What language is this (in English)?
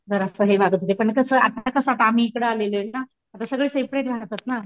Marathi